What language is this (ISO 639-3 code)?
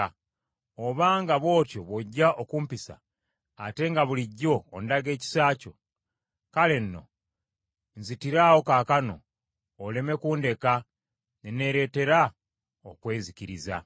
lug